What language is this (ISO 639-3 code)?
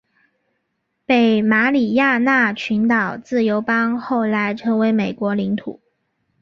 zho